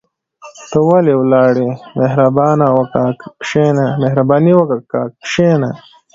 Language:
Pashto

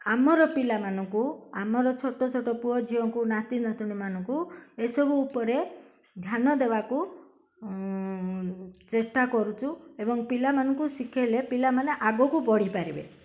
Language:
Odia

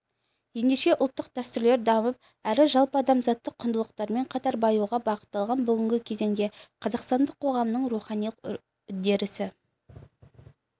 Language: Kazakh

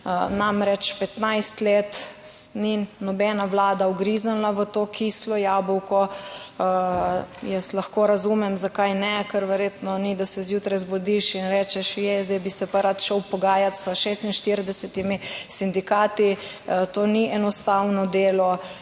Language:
Slovenian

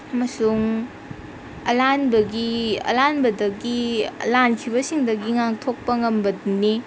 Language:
Manipuri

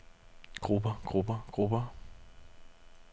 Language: Danish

